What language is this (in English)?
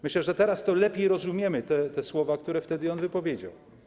Polish